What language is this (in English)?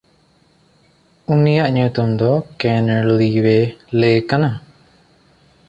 Santali